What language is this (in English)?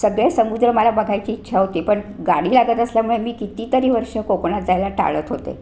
Marathi